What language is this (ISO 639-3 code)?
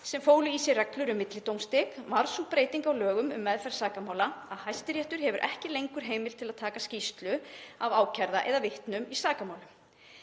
isl